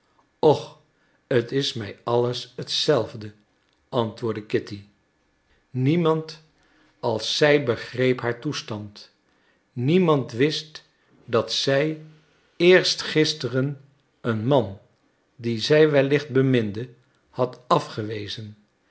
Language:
Dutch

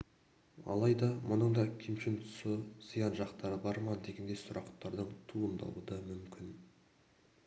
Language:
Kazakh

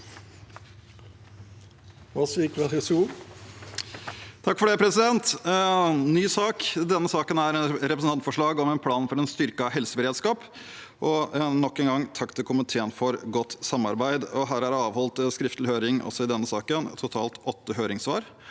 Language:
Norwegian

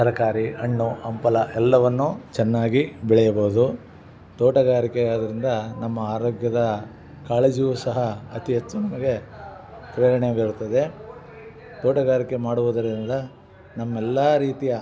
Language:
Kannada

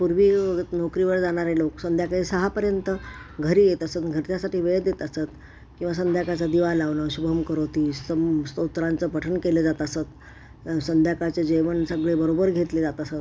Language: Marathi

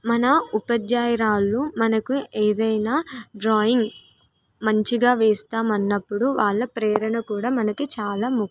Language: Telugu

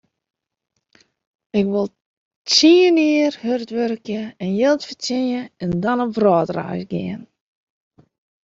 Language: Western Frisian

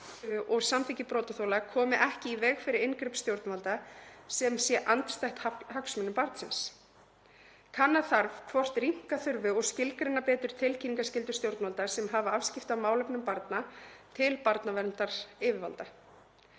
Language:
Icelandic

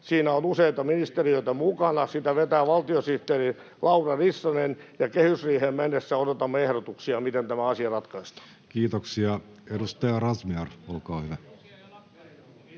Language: Finnish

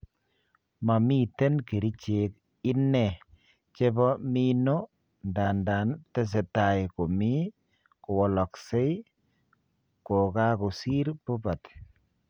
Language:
Kalenjin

